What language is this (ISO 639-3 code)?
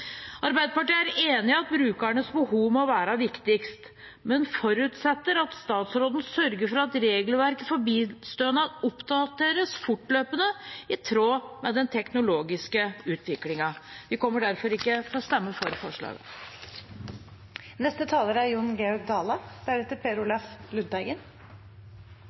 nor